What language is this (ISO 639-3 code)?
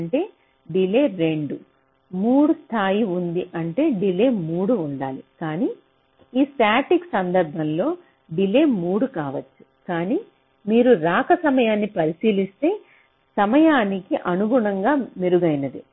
tel